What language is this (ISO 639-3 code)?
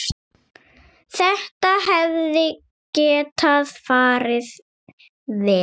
isl